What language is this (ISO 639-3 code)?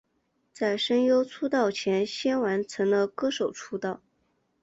zho